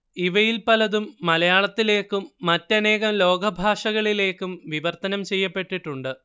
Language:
Malayalam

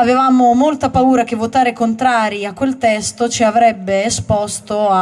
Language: Italian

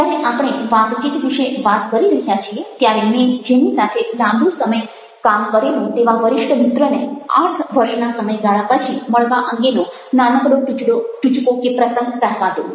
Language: Gujarati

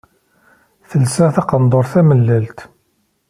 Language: Kabyle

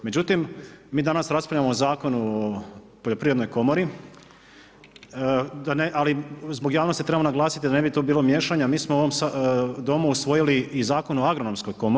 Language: Croatian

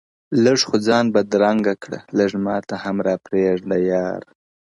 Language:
Pashto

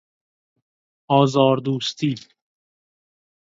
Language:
Persian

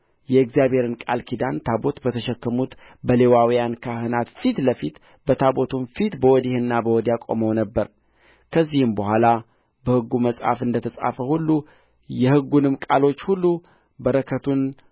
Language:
Amharic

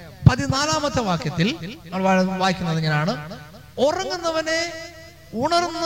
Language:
Malayalam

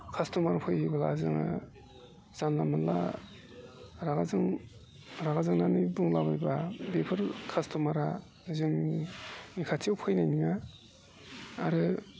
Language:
Bodo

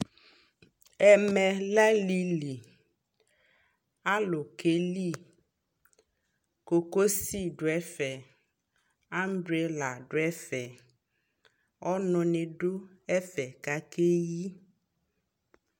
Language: Ikposo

